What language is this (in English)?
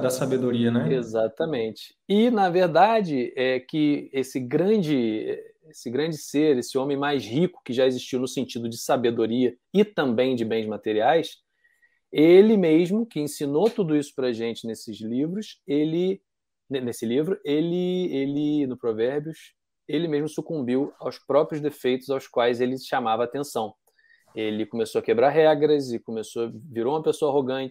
Portuguese